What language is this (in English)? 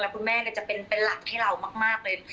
Thai